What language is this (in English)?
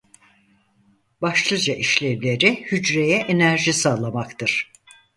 Turkish